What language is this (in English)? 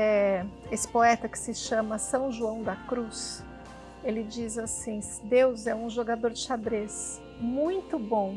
Portuguese